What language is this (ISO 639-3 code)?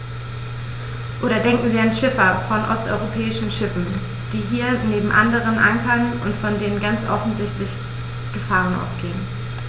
deu